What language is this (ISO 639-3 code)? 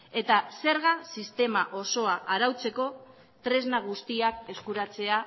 eus